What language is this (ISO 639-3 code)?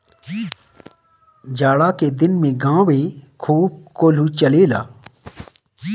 bho